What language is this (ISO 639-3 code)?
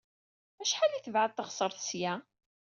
kab